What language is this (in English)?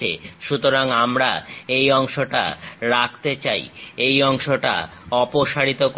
Bangla